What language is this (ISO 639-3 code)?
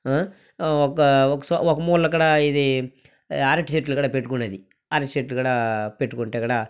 tel